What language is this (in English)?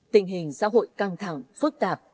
Vietnamese